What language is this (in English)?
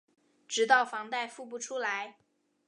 Chinese